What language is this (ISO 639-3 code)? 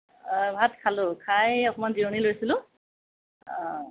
asm